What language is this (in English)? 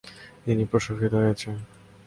Bangla